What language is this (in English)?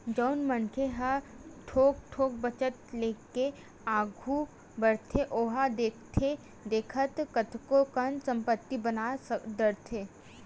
Chhattisgarhi